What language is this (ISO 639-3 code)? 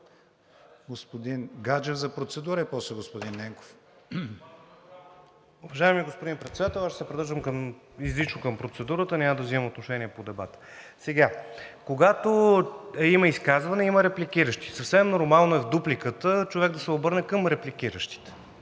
bul